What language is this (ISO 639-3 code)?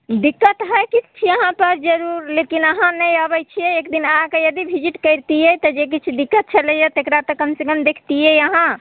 mai